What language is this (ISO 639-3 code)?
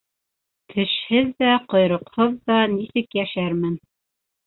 bak